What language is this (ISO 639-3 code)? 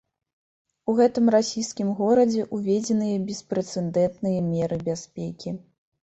bel